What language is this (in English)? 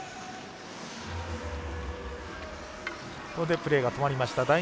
Japanese